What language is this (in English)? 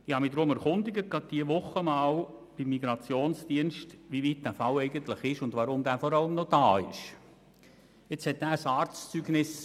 Swiss German